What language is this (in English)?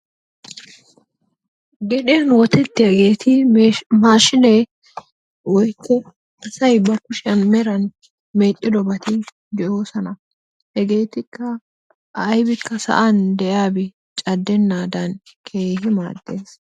Wolaytta